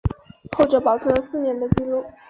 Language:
Chinese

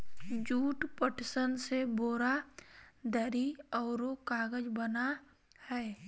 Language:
Magahi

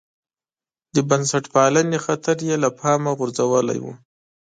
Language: Pashto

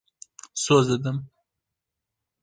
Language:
Kurdish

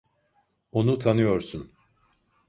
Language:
Turkish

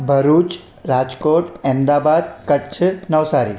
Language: Sindhi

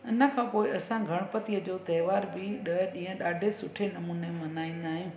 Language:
Sindhi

